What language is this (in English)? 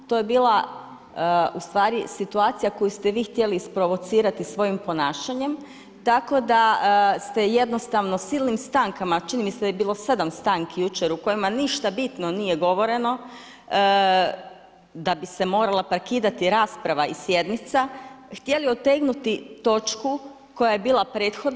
Croatian